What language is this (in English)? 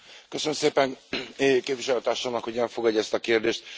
Hungarian